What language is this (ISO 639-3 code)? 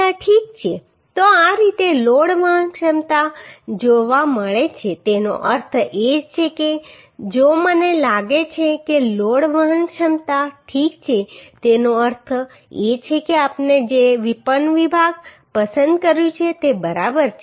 guj